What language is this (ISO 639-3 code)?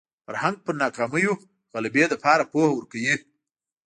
pus